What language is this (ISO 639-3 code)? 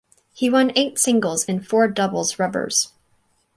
eng